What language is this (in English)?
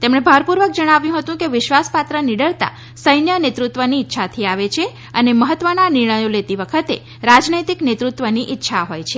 Gujarati